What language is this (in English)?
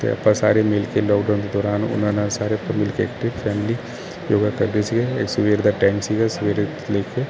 Punjabi